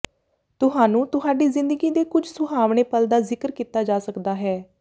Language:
Punjabi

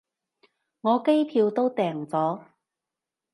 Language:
Cantonese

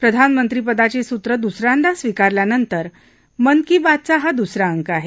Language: Marathi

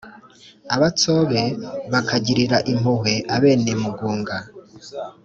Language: Kinyarwanda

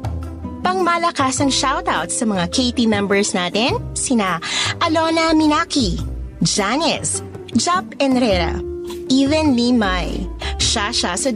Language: Filipino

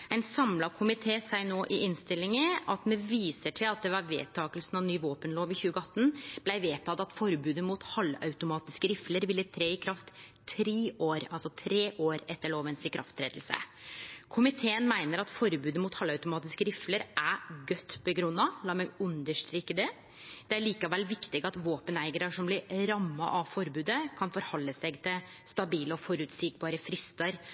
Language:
Norwegian Nynorsk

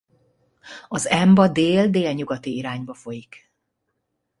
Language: Hungarian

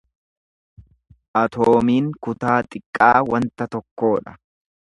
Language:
Oromo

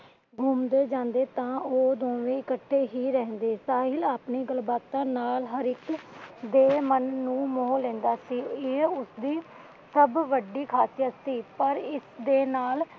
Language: Punjabi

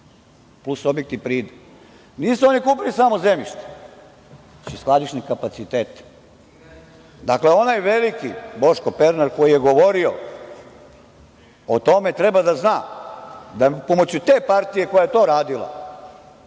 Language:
Serbian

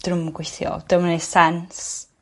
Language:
Welsh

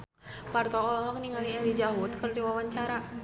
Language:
Sundanese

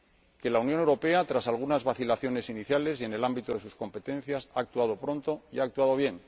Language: Spanish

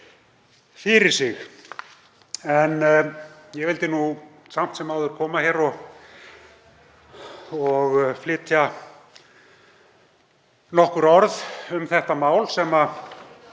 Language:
Icelandic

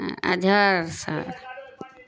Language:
Urdu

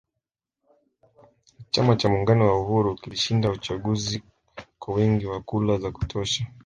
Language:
Swahili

